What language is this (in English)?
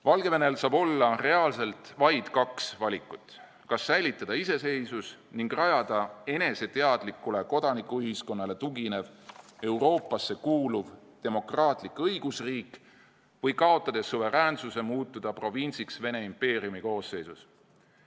Estonian